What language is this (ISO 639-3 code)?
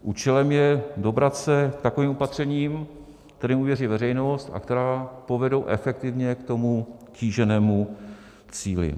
ces